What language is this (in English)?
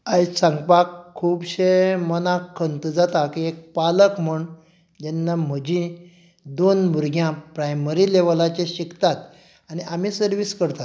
Konkani